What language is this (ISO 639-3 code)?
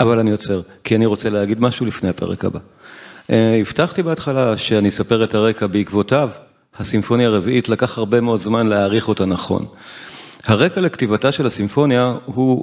heb